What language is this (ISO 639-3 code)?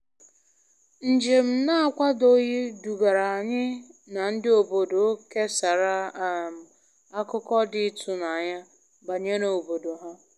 ibo